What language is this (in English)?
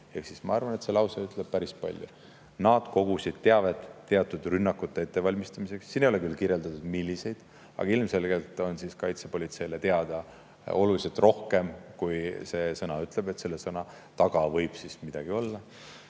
Estonian